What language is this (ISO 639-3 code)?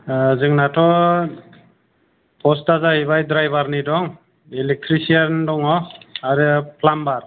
brx